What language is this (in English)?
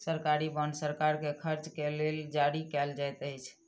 Maithili